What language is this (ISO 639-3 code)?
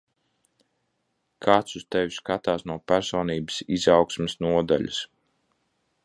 lav